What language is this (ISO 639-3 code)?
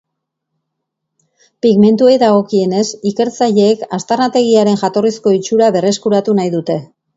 eus